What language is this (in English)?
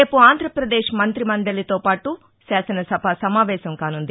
Telugu